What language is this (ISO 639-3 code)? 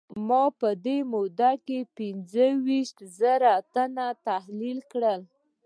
pus